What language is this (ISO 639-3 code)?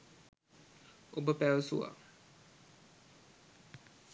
sin